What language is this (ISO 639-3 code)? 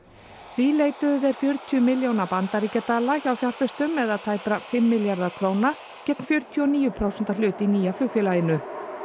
isl